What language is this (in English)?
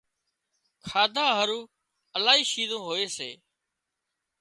Wadiyara Koli